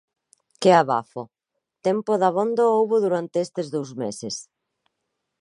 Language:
Galician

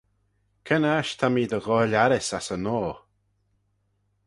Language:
Manx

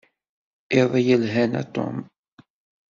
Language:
Kabyle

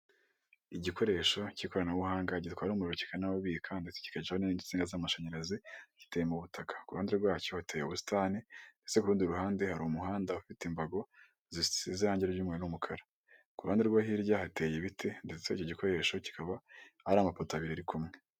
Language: Kinyarwanda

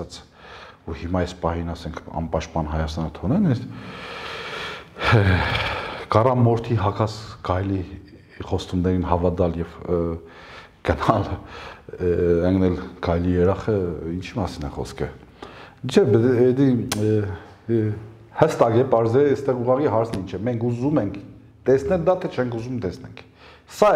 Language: Turkish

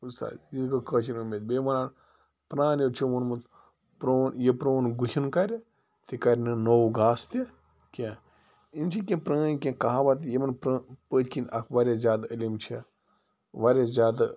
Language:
Kashmiri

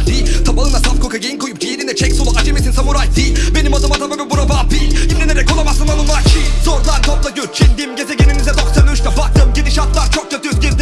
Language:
Turkish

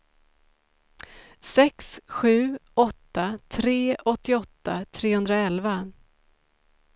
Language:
Swedish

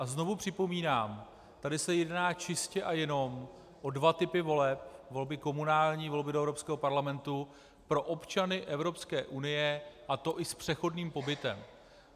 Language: Czech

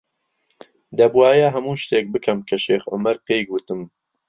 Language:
Central Kurdish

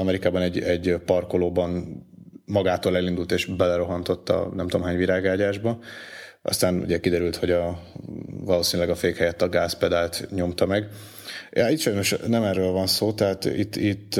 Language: Hungarian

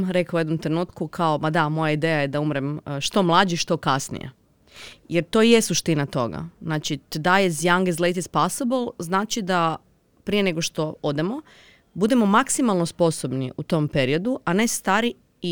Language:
Croatian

